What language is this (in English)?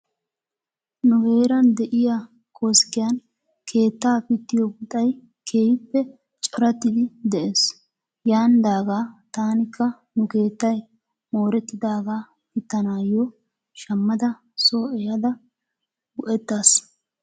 Wolaytta